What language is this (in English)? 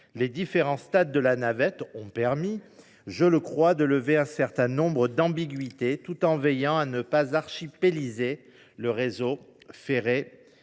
French